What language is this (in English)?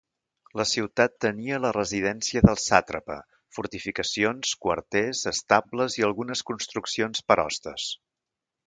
Catalan